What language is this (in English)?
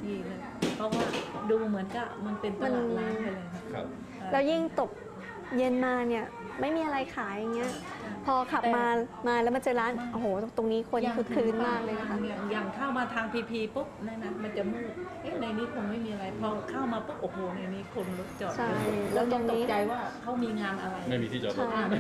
Thai